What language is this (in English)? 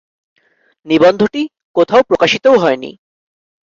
Bangla